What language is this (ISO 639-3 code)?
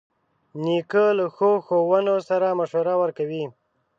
pus